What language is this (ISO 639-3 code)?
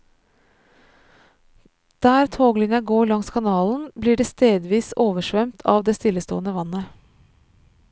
nor